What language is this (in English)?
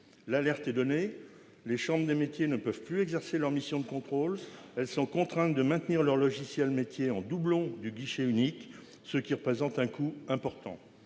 French